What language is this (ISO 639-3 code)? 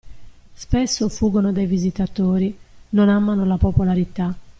ita